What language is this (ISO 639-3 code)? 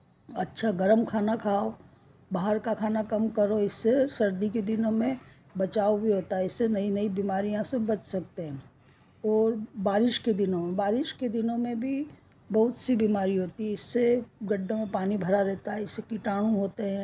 hin